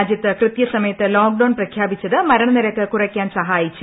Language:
Malayalam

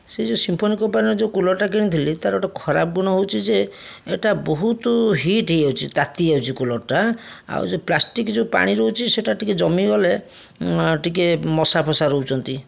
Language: Odia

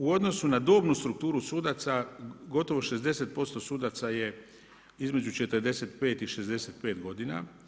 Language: Croatian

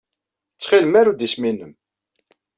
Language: Kabyle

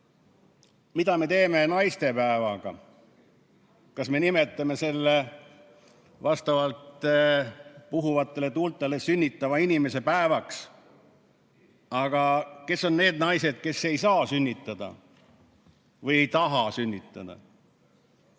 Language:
Estonian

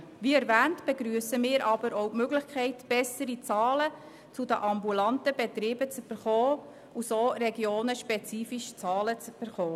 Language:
Swiss German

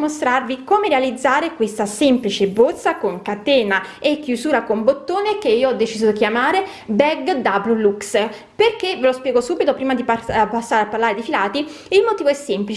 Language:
Italian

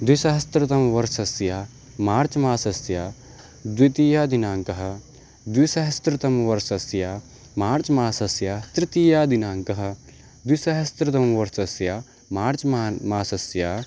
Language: Sanskrit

